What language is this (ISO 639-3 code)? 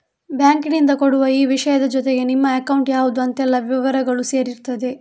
kan